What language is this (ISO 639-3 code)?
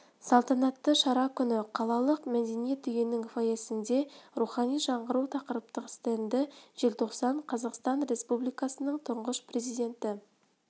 kaz